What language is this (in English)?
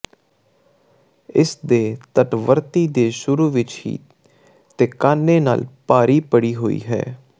Punjabi